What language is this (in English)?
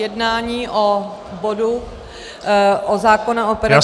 Czech